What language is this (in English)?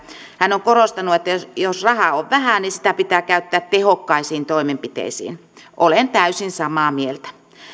Finnish